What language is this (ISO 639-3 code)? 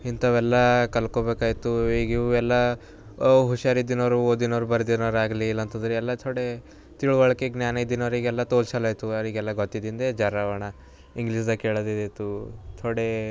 kan